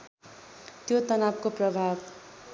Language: Nepali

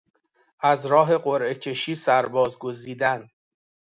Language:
Persian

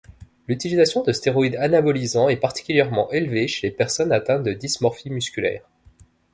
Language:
French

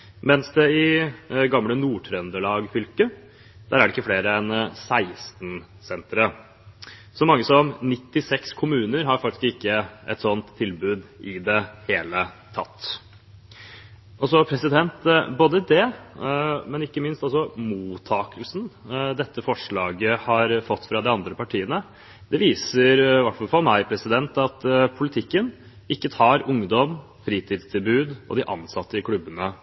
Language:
Norwegian Bokmål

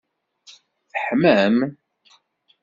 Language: Kabyle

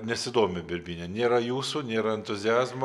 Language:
Lithuanian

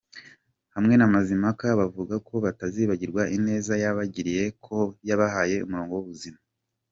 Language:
Kinyarwanda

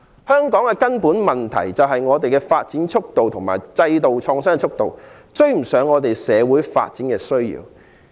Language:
Cantonese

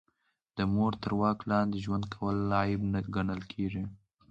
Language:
Pashto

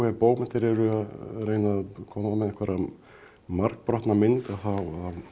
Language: Icelandic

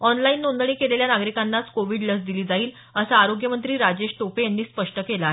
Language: Marathi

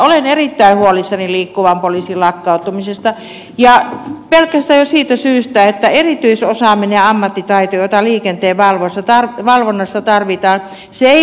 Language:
Finnish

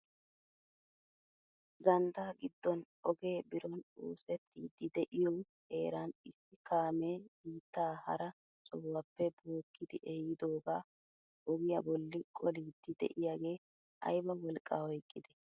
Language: Wolaytta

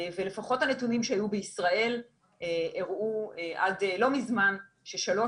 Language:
Hebrew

